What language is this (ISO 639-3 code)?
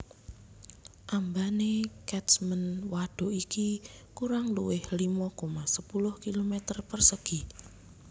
jav